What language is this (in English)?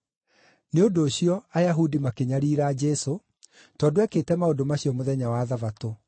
Kikuyu